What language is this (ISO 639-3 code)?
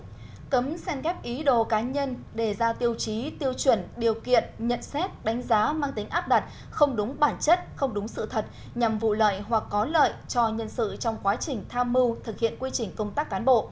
vie